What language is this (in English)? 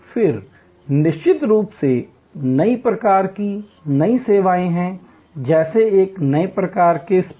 Hindi